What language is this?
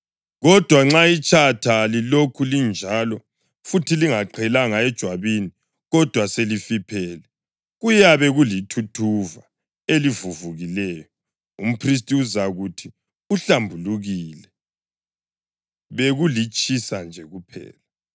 North Ndebele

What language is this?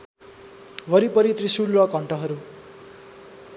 Nepali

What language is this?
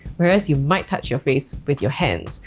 English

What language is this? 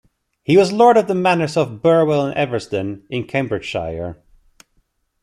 English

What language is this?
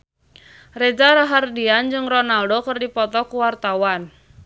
Sundanese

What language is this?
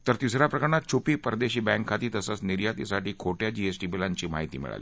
Marathi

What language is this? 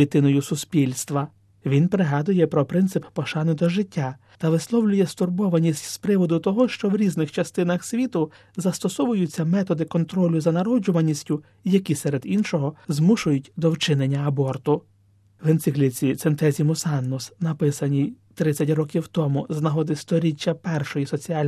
Ukrainian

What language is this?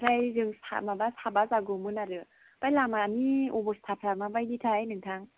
Bodo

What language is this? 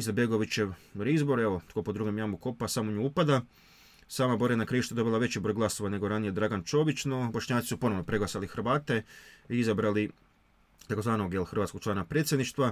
Croatian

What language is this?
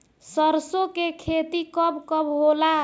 Bhojpuri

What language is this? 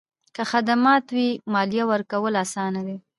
Pashto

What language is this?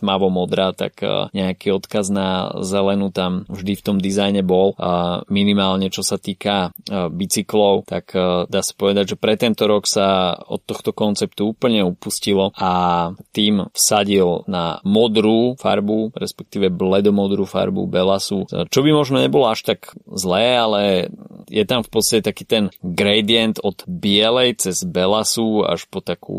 Slovak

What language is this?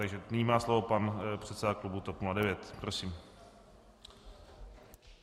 Czech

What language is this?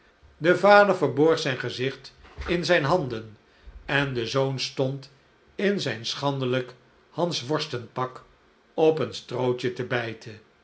Dutch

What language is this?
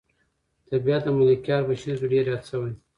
Pashto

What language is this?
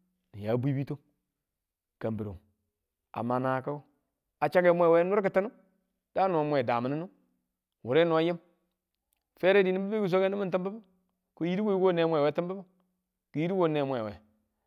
Tula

